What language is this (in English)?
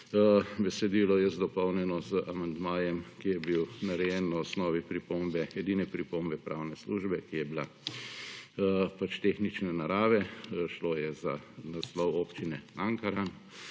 Slovenian